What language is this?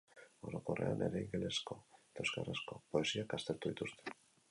Basque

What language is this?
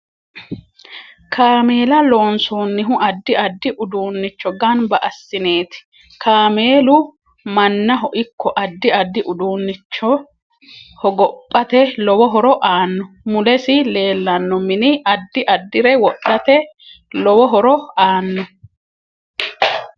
Sidamo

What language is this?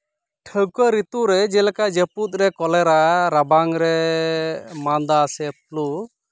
Santali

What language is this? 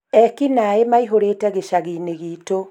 Kikuyu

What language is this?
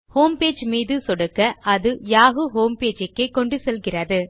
Tamil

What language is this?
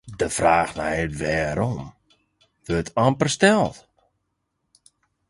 Western Frisian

